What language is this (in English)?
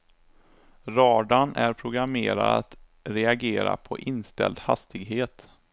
Swedish